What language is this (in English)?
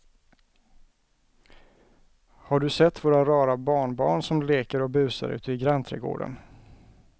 Swedish